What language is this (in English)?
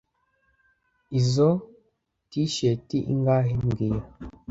Kinyarwanda